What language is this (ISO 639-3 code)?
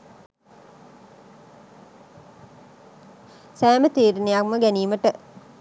sin